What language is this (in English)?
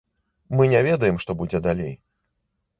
Belarusian